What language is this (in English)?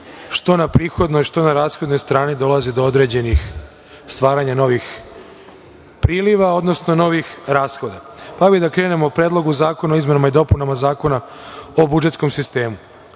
Serbian